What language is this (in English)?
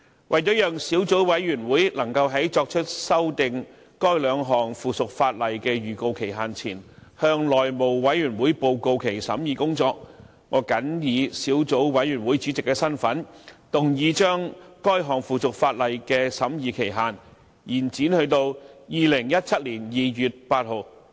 Cantonese